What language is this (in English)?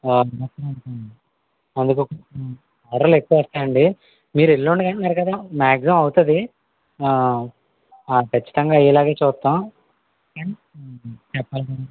Telugu